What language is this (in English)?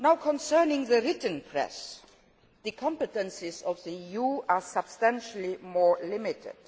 English